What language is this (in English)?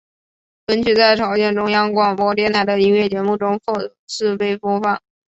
Chinese